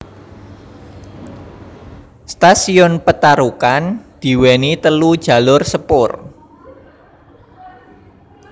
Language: Javanese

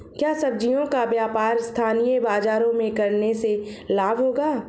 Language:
Hindi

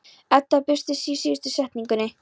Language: Icelandic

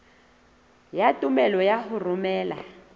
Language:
Southern Sotho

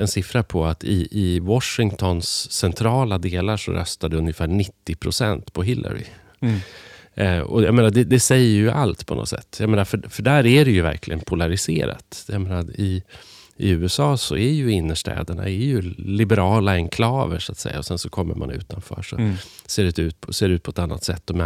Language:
Swedish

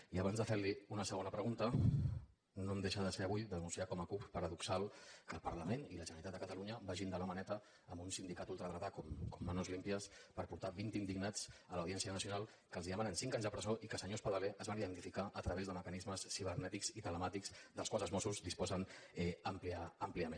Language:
Catalan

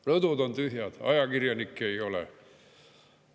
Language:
Estonian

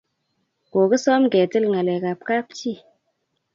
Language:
Kalenjin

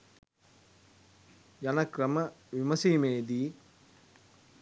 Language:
Sinhala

